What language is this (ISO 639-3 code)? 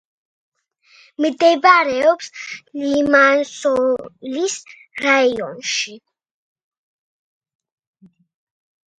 kat